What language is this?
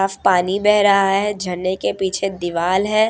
Hindi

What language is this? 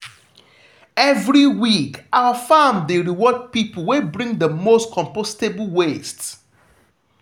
Nigerian Pidgin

